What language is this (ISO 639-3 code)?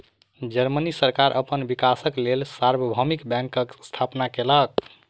mai